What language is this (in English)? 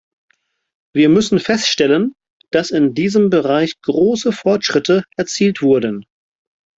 German